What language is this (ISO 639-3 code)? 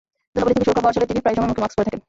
ben